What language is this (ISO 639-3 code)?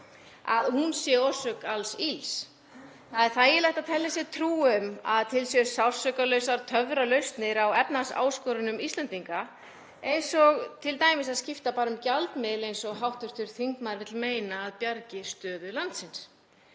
isl